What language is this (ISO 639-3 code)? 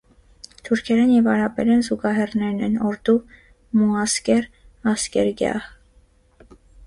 hye